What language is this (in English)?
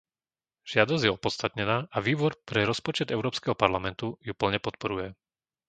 Slovak